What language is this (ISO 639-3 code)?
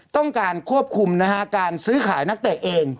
tha